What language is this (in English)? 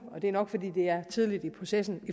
Danish